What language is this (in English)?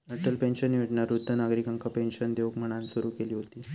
Marathi